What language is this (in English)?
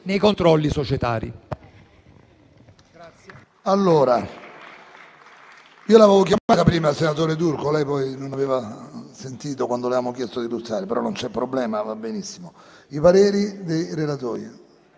Italian